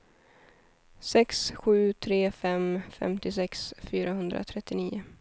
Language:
Swedish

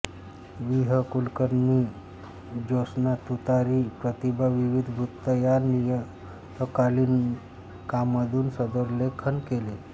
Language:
Marathi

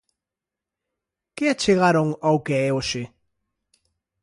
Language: Galician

